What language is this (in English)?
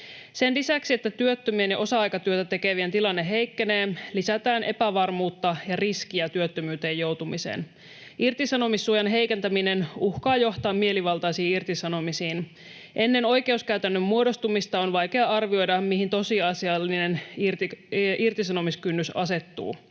Finnish